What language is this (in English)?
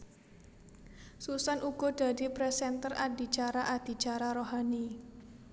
Javanese